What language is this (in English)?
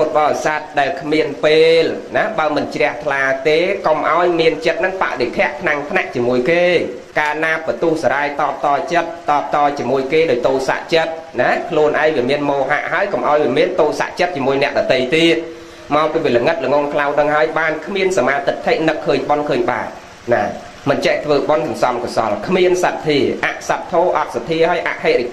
Vietnamese